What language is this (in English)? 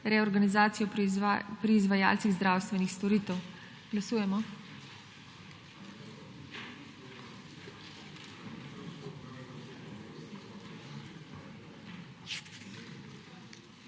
Slovenian